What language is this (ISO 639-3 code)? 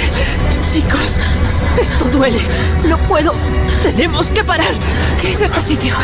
spa